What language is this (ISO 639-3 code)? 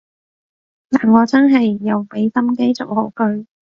yue